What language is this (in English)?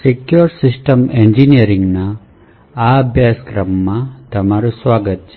Gujarati